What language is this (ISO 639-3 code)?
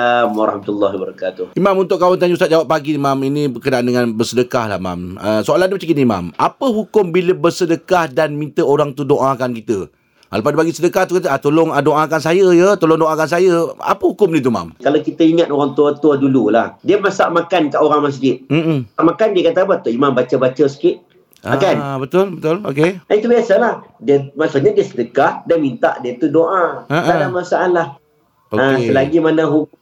msa